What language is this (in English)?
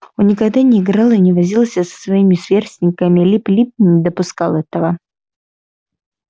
Russian